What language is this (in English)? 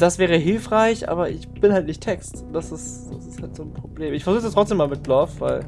German